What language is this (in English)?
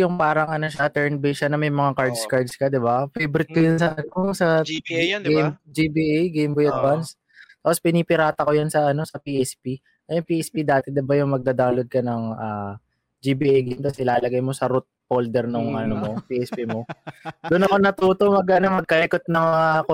Filipino